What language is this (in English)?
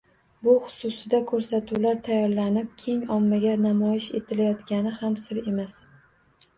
Uzbek